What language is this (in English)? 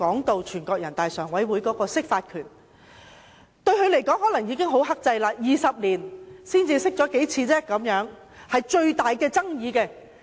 Cantonese